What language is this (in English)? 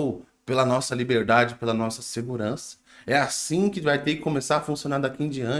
Portuguese